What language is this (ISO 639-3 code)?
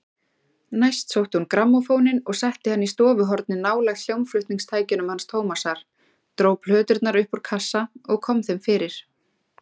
isl